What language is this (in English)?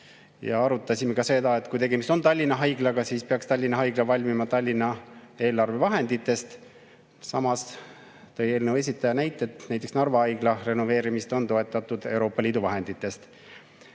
Estonian